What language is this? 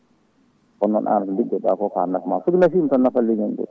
Fula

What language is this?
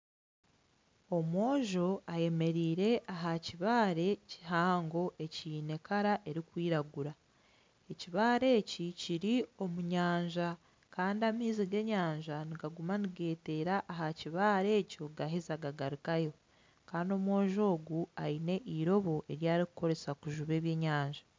Nyankole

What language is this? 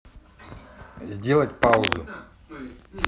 Russian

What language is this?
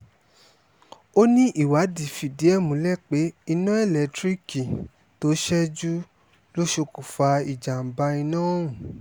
Yoruba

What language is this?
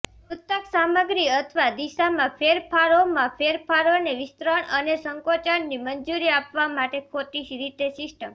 Gujarati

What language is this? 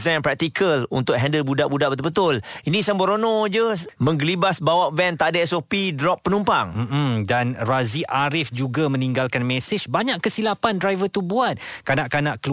Malay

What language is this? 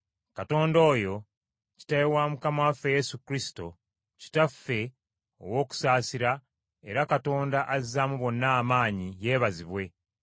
Ganda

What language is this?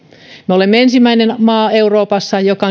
Finnish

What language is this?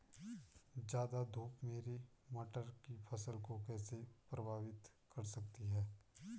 Hindi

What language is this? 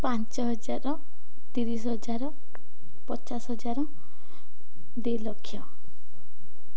Odia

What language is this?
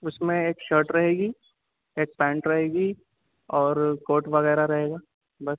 Urdu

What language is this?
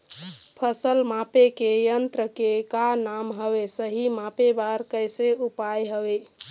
Chhattisgarhi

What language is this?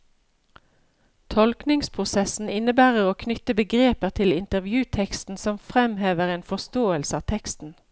Norwegian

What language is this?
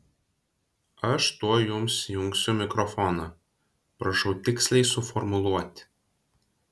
Lithuanian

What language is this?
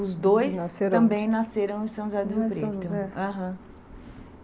Portuguese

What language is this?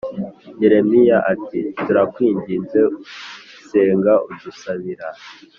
Kinyarwanda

